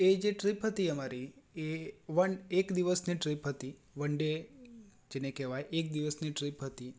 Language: Gujarati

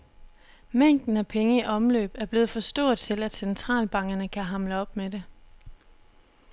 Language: Danish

